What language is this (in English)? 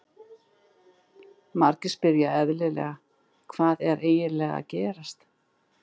Icelandic